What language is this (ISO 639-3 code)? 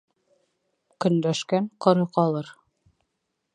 bak